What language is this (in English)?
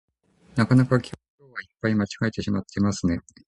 Japanese